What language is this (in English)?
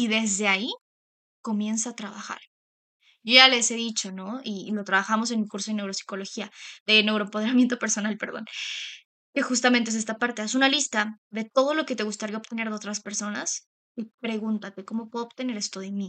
Spanish